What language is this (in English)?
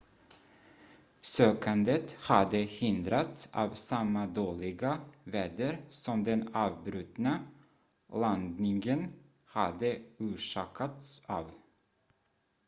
Swedish